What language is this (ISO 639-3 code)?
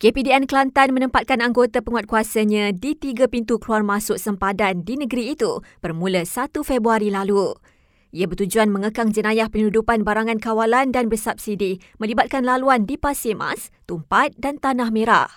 msa